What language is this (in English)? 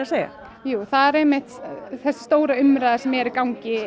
Icelandic